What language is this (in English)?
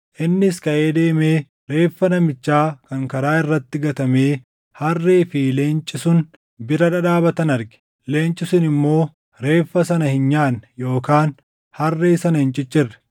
Oromo